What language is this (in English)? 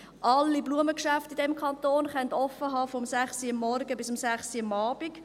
Swiss German